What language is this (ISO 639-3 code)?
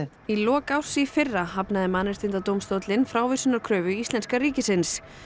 isl